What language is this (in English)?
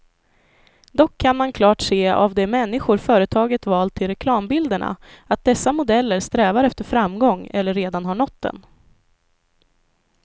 Swedish